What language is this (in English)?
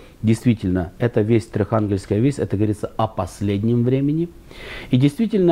Russian